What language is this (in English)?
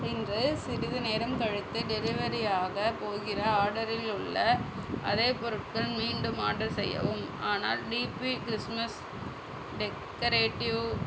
Tamil